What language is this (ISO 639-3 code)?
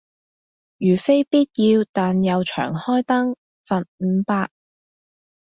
yue